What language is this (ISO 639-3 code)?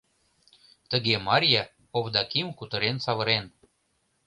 chm